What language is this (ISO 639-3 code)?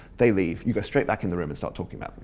eng